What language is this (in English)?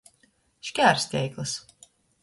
Latgalian